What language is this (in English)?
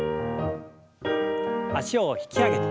Japanese